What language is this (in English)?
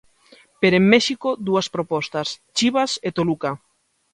Galician